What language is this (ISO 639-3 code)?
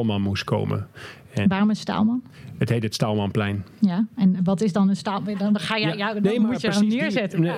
nld